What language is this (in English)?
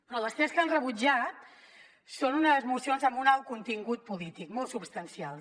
Catalan